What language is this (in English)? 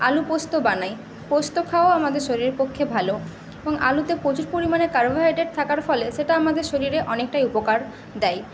Bangla